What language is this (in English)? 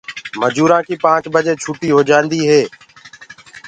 Gurgula